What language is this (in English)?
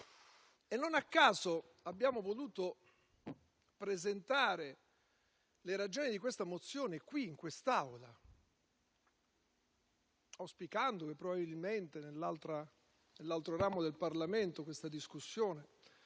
Italian